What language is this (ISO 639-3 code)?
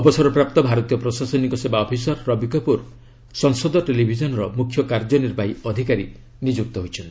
ori